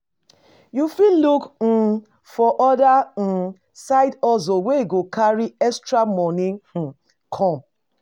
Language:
Nigerian Pidgin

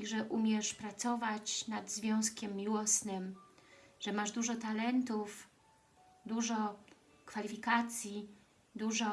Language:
Polish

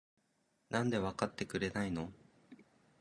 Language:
Japanese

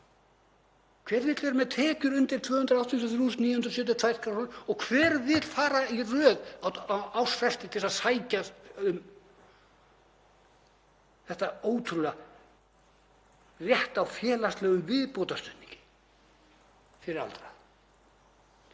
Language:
Icelandic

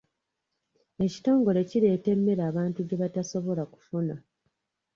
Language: Ganda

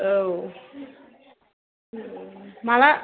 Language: Bodo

